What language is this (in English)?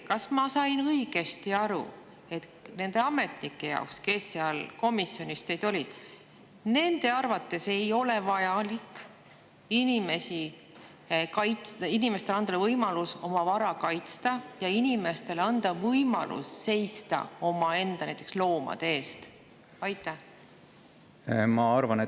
Estonian